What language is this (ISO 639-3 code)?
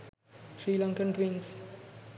sin